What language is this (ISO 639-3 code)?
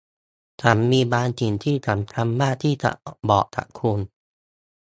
tha